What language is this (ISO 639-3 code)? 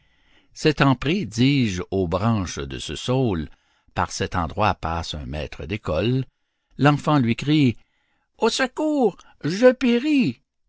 fra